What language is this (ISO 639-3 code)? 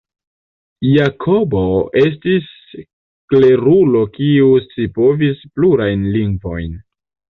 epo